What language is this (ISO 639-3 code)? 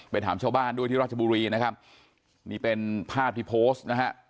tha